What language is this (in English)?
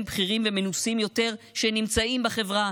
Hebrew